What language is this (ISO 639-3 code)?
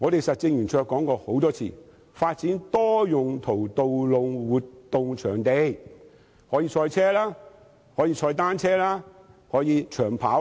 yue